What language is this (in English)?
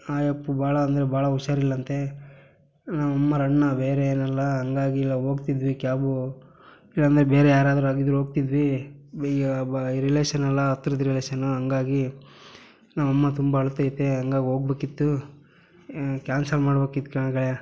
Kannada